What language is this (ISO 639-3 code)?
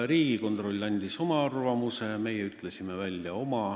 est